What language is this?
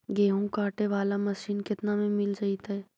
Magahi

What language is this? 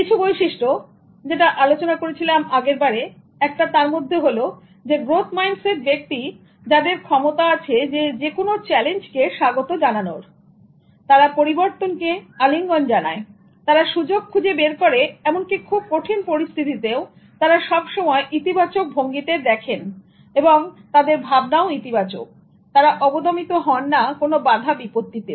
Bangla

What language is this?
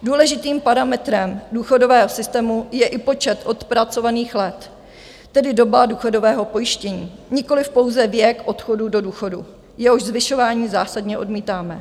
Czech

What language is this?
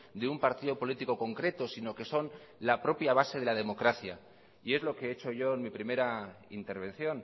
Spanish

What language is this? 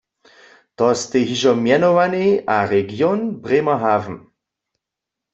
Upper Sorbian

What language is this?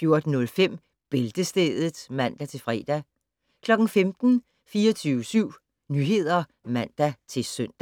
Danish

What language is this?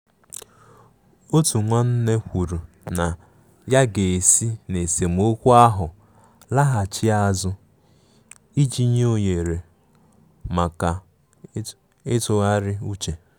Igbo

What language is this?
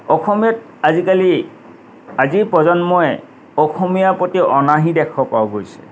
Assamese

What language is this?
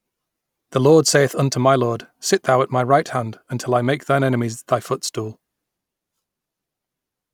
English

